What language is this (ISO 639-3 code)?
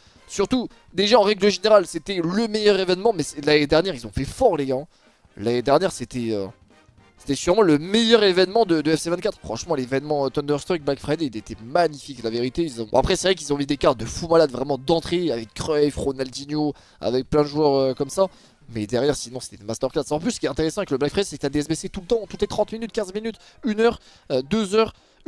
fra